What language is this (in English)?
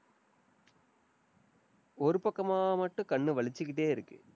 Tamil